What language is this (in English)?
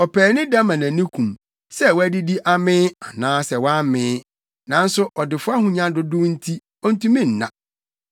Akan